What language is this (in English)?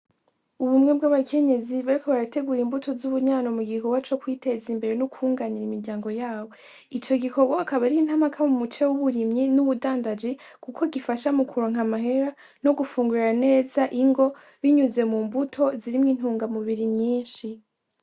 Rundi